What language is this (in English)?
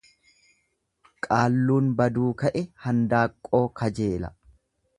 Oromo